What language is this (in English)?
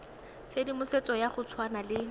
Tswana